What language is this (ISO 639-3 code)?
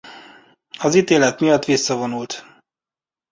hun